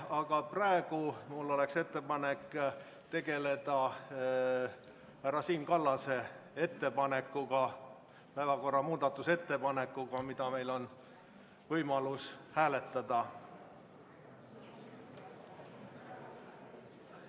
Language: Estonian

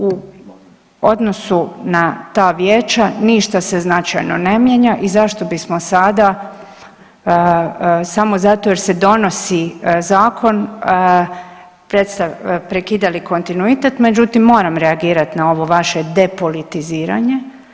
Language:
Croatian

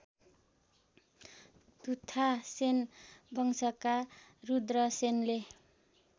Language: Nepali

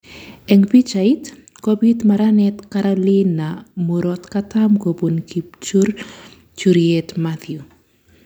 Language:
Kalenjin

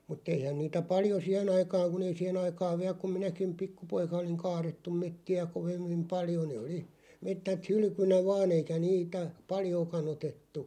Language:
Finnish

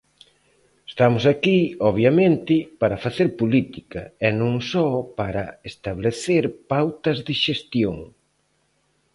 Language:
Galician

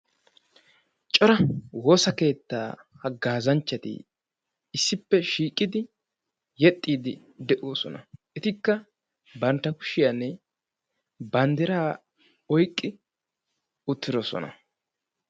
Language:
Wolaytta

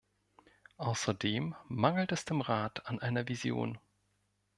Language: German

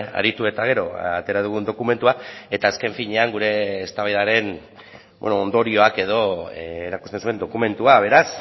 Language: Basque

